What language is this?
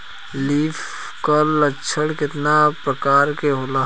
Bhojpuri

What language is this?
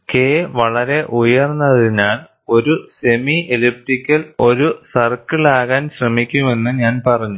Malayalam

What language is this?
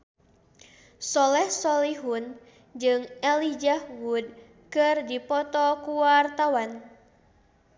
Sundanese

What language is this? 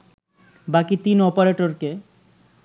Bangla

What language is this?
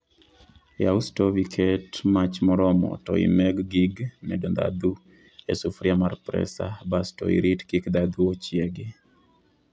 Luo (Kenya and Tanzania)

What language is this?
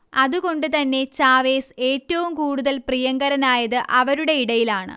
Malayalam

